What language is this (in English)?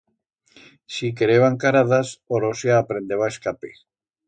Aragonese